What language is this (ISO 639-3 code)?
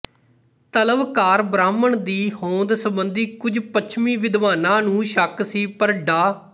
pan